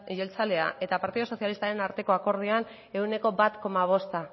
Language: Basque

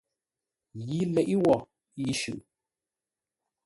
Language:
Ngombale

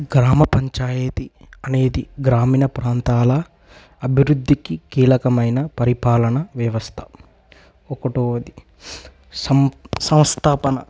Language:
Telugu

